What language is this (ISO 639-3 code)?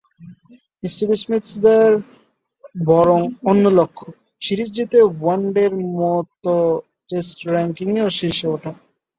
ben